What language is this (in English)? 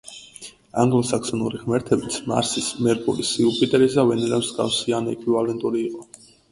Georgian